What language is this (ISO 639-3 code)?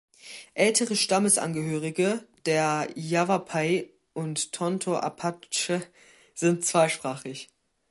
deu